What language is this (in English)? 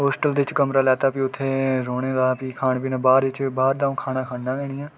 Dogri